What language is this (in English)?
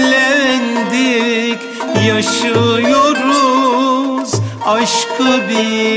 Turkish